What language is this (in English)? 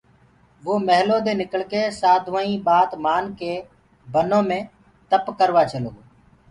Gurgula